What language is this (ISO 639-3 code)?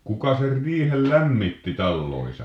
fin